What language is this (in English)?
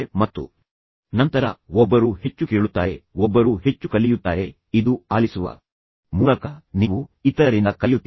Kannada